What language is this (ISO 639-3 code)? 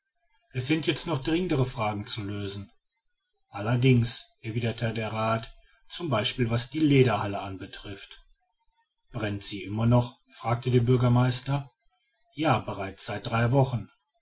deu